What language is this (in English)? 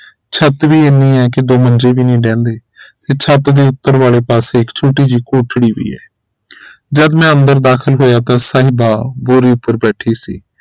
Punjabi